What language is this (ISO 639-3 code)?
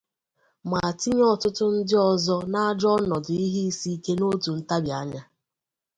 ibo